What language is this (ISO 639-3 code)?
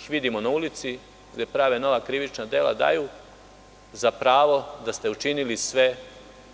srp